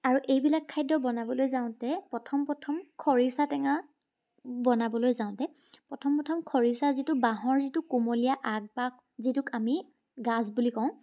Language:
Assamese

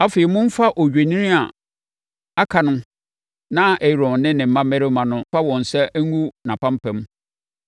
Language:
Akan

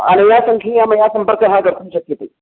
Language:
Sanskrit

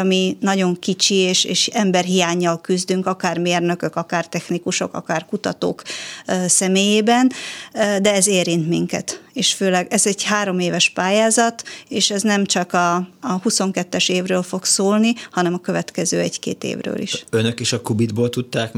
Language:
Hungarian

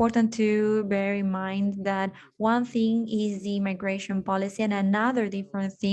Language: English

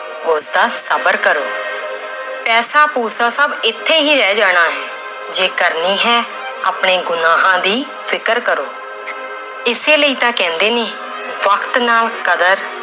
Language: Punjabi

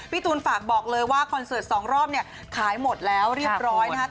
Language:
Thai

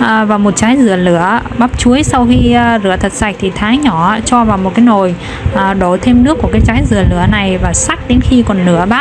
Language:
Vietnamese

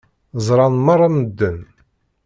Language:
Kabyle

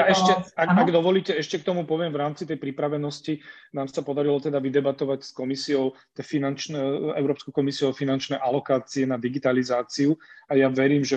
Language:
Slovak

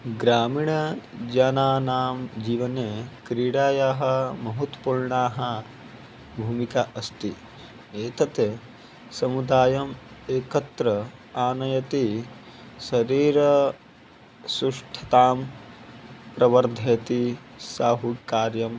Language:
Sanskrit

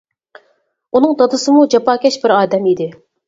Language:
Uyghur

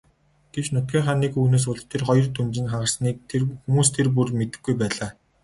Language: Mongolian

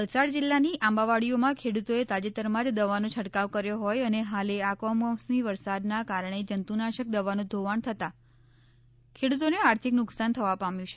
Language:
Gujarati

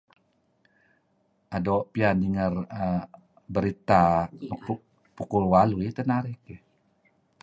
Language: Kelabit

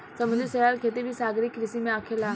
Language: Bhojpuri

